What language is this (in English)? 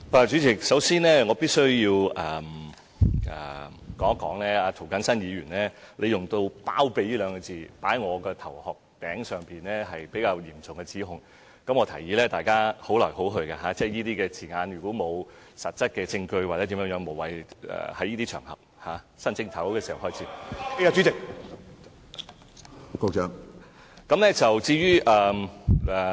Cantonese